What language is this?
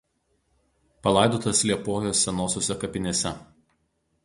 Lithuanian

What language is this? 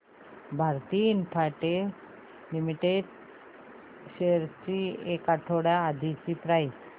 Marathi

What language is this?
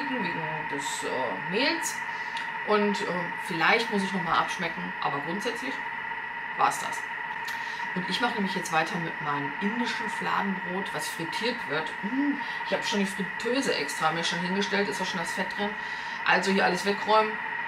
German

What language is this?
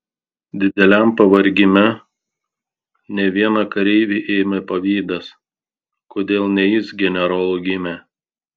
Lithuanian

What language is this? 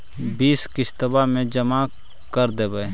Magahi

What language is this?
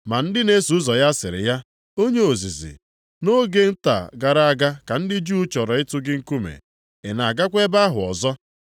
Igbo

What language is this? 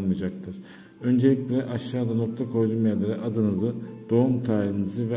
Turkish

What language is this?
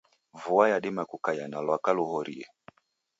Taita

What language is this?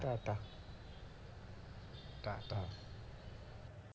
Bangla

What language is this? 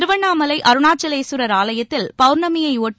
Tamil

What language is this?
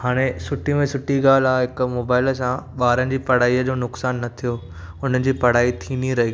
Sindhi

